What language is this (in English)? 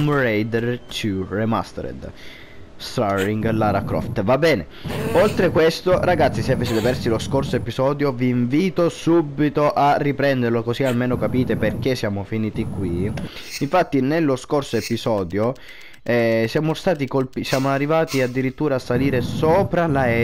Italian